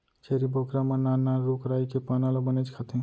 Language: Chhattisgarhi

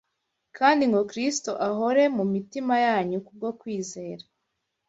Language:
Kinyarwanda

